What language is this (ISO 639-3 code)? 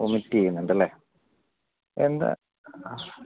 mal